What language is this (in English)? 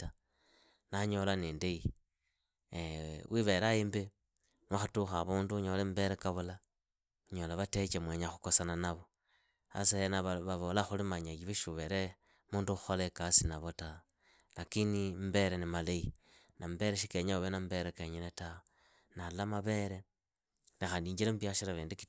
Idakho-Isukha-Tiriki